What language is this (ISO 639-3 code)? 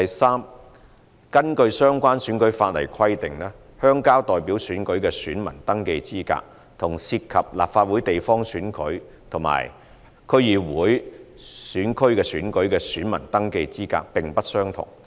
yue